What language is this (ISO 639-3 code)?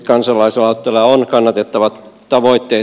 fin